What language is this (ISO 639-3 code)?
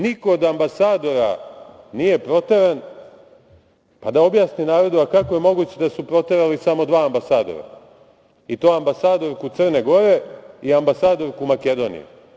srp